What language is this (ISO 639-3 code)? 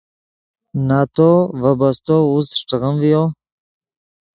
ydg